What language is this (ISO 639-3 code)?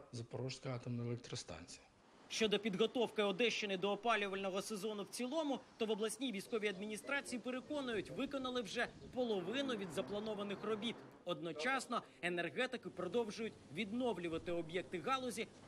ukr